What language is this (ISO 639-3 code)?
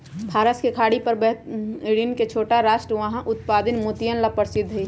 mag